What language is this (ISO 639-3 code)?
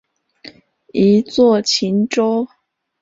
zho